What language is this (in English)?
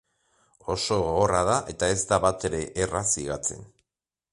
Basque